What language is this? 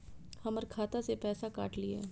Maithili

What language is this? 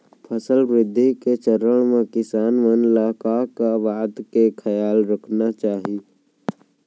Chhattisgarhi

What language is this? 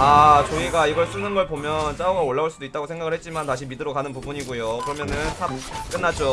Korean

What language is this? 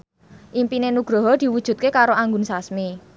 Javanese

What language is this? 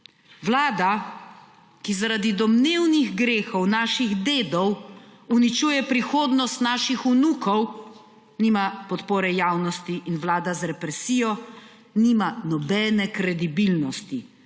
Slovenian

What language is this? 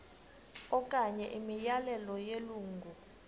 Xhosa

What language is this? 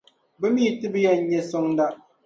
Dagbani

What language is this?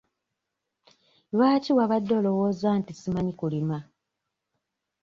Ganda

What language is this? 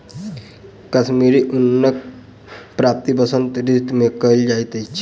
Maithili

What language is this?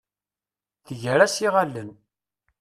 Kabyle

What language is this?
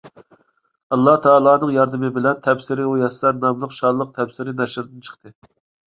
Uyghur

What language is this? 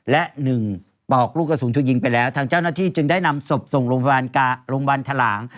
Thai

